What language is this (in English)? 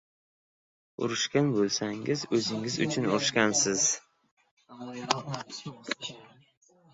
Uzbek